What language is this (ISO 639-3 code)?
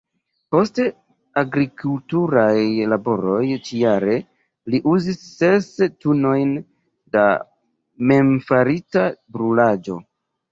epo